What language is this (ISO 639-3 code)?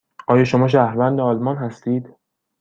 fas